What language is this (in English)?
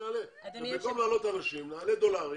Hebrew